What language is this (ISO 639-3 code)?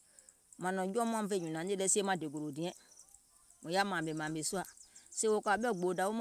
gol